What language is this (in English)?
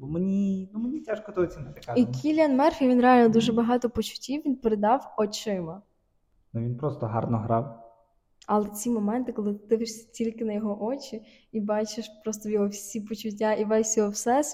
Ukrainian